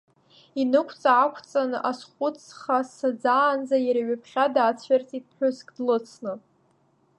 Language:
Abkhazian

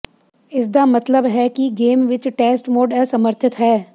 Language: Punjabi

